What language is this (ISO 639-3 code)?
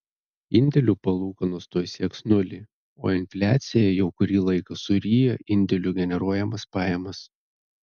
lit